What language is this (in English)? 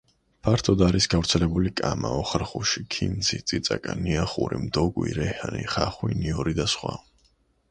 Georgian